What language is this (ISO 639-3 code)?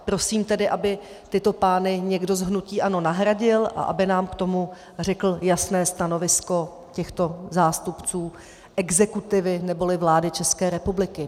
ces